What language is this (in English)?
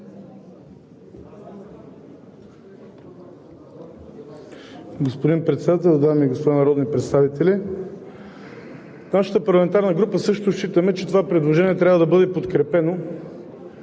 Bulgarian